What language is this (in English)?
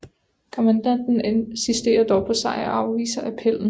Danish